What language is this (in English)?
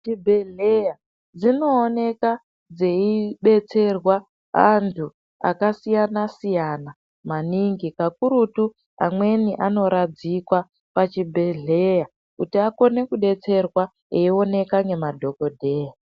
Ndau